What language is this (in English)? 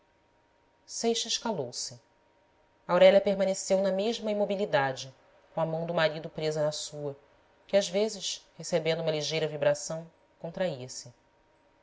Portuguese